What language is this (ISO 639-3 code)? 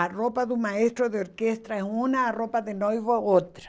por